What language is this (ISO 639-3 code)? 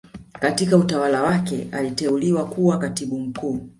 swa